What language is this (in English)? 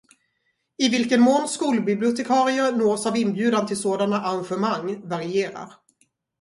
Swedish